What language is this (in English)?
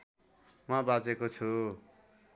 Nepali